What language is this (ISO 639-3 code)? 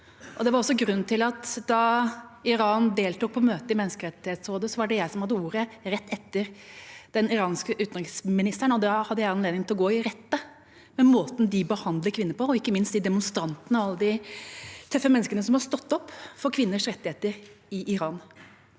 nor